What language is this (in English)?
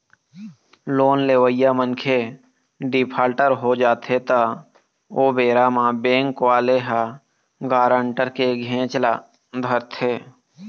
Chhattisgarhi